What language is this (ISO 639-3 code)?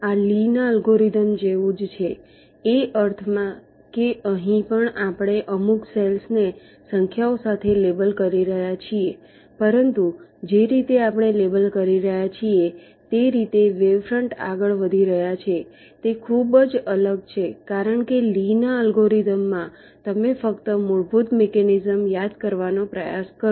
guj